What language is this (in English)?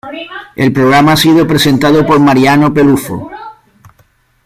Spanish